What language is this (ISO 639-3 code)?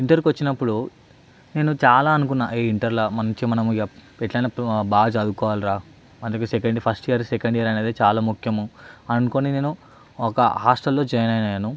tel